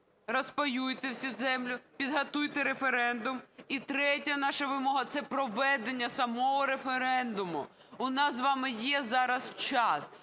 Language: Ukrainian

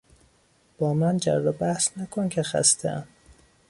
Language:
Persian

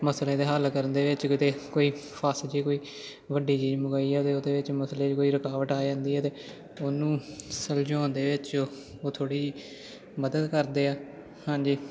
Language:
Punjabi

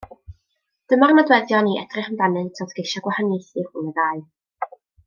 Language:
Welsh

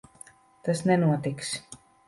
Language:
Latvian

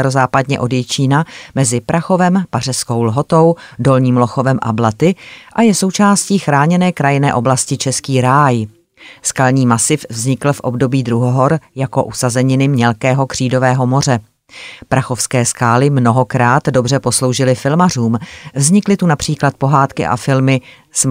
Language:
Czech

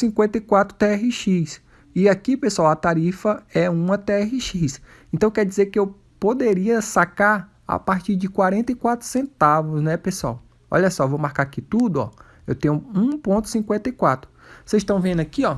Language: Portuguese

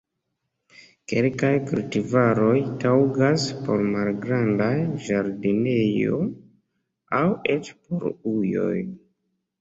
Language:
Esperanto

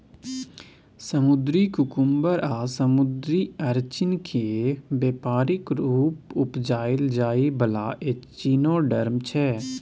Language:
Maithili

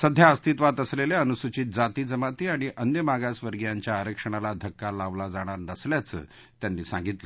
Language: Marathi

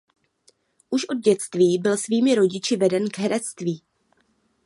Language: Czech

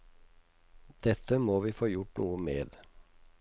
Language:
Norwegian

